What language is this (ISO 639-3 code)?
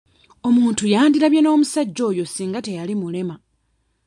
lug